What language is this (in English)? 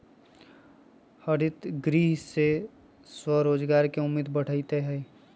Magahi